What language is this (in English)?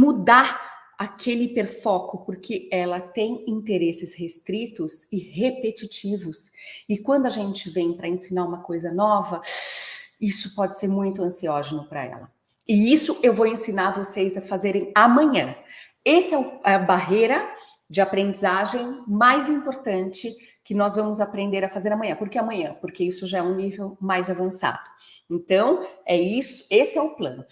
Portuguese